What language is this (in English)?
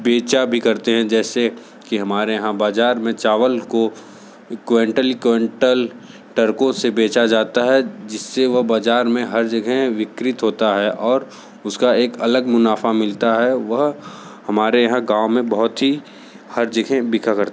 Hindi